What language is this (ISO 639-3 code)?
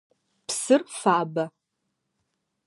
ady